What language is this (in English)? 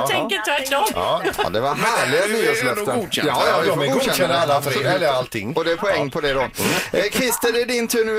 Swedish